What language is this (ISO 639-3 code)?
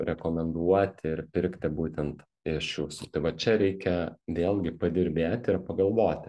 lit